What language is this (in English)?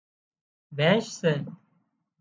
Wadiyara Koli